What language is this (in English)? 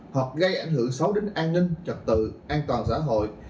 Vietnamese